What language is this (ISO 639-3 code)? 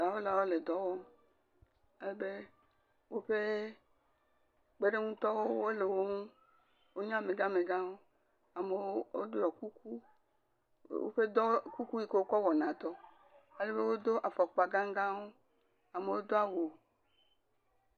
ewe